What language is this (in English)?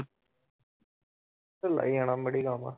Punjabi